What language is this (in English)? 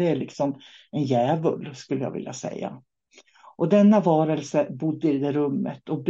Swedish